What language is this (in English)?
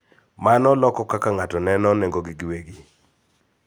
Luo (Kenya and Tanzania)